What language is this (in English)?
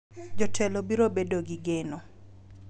Luo (Kenya and Tanzania)